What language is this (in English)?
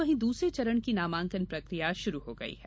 Hindi